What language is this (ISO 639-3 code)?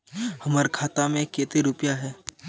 mag